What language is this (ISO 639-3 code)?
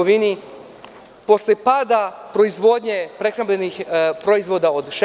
srp